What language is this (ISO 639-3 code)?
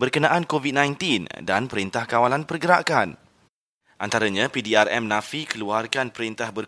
msa